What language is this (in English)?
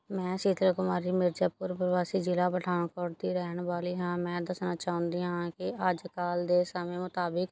Punjabi